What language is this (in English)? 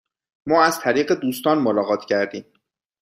Persian